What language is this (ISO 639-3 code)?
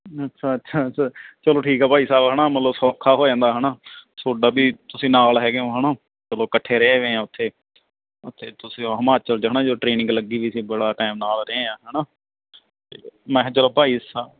pan